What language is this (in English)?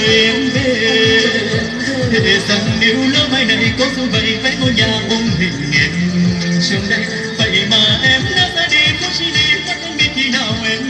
Vietnamese